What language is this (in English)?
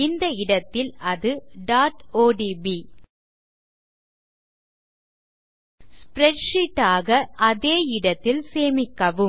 Tamil